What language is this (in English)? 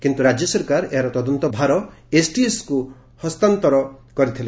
Odia